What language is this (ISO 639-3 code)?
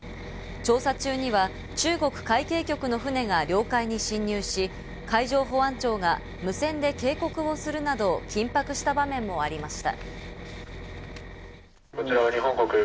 jpn